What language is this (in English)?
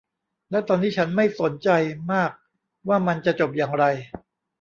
Thai